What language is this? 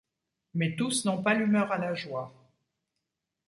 French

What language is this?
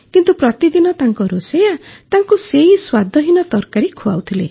Odia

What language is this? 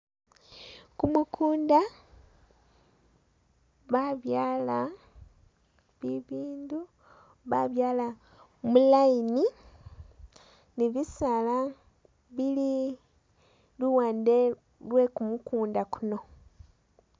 Masaaba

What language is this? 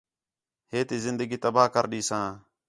Khetrani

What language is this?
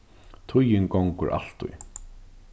Faroese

